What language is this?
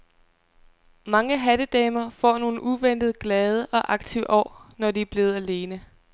Danish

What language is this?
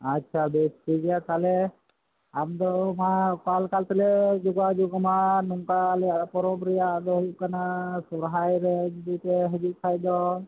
Santali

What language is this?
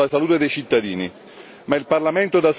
Italian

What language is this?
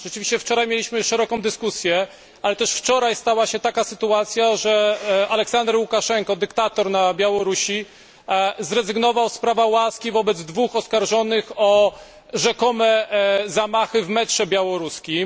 Polish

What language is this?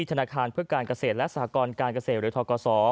Thai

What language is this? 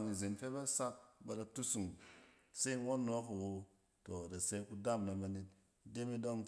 Cen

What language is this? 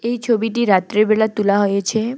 Bangla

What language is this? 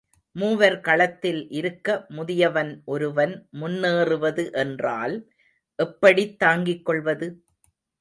Tamil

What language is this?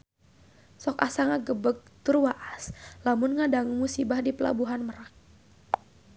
Sundanese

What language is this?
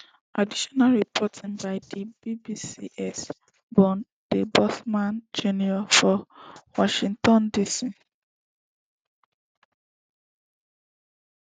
Nigerian Pidgin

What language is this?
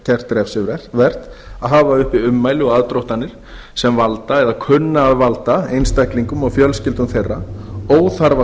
Icelandic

